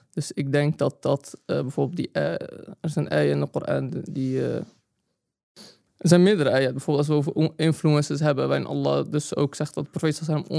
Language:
Dutch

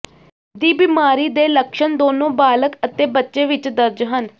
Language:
Punjabi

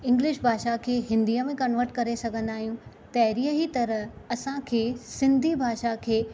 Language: Sindhi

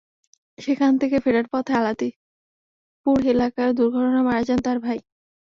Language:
Bangla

